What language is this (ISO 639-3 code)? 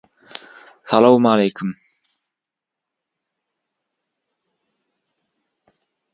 tuk